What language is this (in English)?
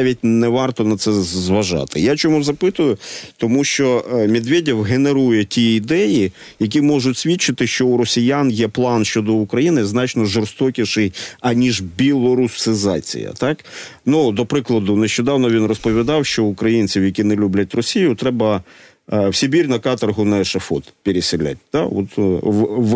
Ukrainian